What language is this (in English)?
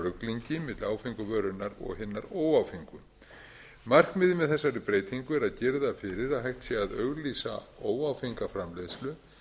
Icelandic